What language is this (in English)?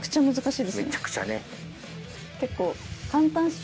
Japanese